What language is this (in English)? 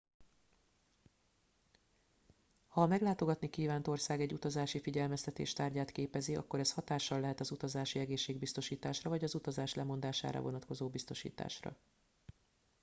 Hungarian